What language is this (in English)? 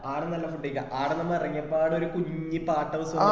Malayalam